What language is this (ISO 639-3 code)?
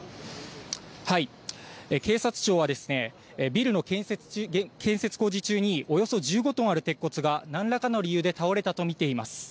jpn